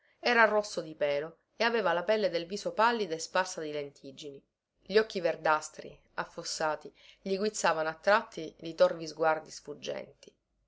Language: Italian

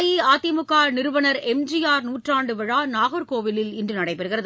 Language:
Tamil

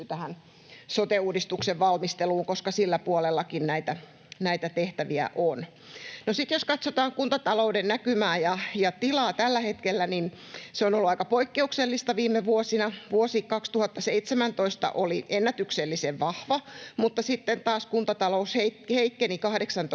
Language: Finnish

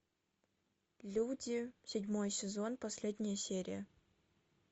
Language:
Russian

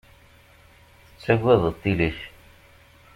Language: Kabyle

